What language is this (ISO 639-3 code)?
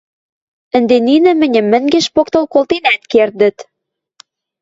mrj